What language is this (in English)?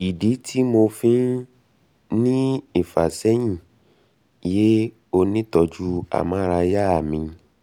Yoruba